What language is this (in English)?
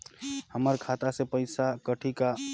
Chhattisgarhi